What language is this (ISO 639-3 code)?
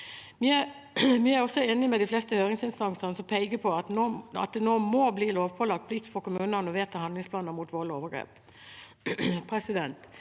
nor